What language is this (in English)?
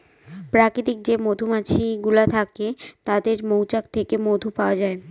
Bangla